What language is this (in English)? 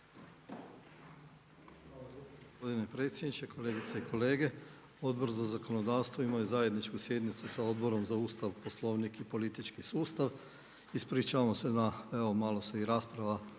Croatian